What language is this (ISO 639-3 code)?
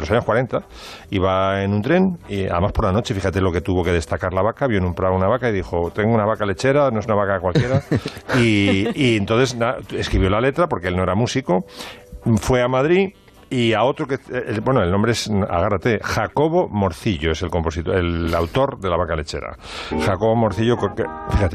spa